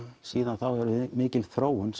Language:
Icelandic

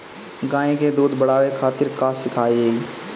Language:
Bhojpuri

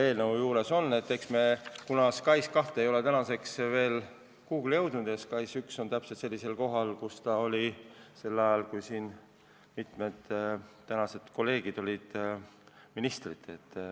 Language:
Estonian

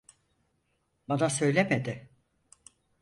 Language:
Turkish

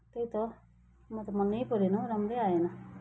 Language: Nepali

